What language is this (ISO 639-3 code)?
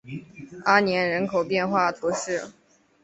zho